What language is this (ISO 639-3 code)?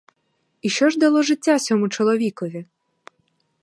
ukr